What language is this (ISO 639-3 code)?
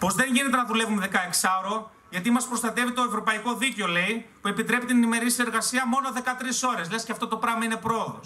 ell